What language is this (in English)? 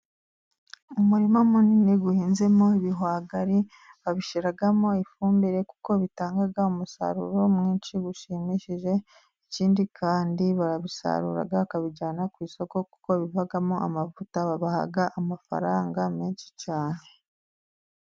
Kinyarwanda